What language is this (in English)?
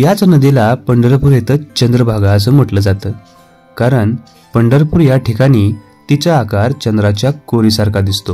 Hindi